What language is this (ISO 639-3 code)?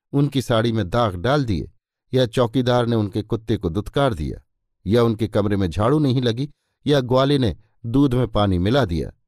hin